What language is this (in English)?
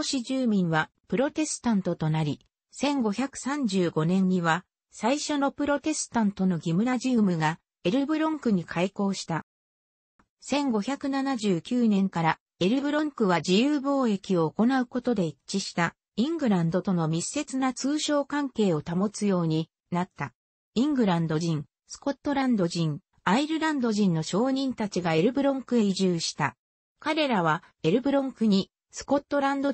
Japanese